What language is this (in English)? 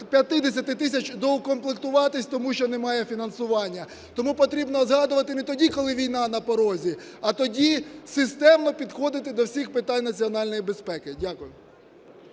Ukrainian